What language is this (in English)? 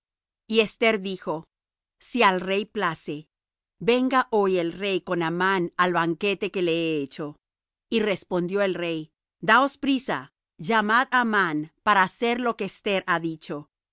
Spanish